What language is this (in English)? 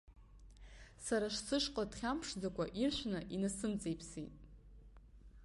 Abkhazian